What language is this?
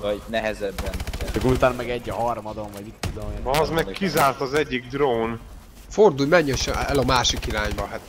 Hungarian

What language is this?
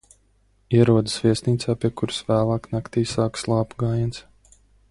Latvian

